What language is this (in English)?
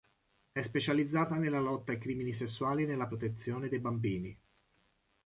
Italian